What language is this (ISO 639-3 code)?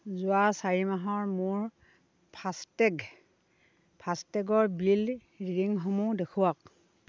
asm